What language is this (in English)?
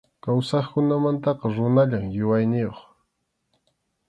Arequipa-La Unión Quechua